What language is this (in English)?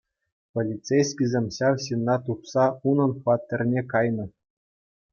Chuvash